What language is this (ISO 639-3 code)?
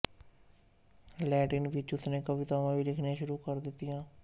pan